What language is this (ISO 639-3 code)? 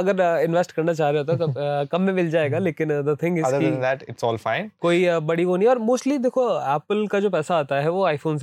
hin